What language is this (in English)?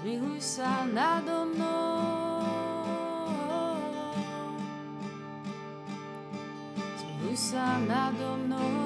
Slovak